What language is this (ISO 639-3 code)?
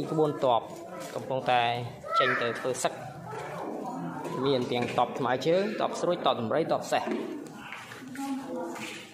tha